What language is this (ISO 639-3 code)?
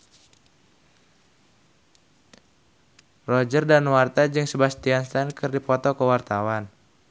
sun